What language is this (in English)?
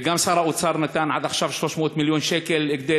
Hebrew